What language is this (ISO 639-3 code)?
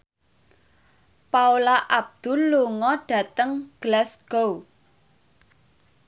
jav